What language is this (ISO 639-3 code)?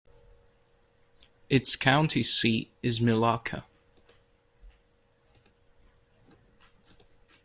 eng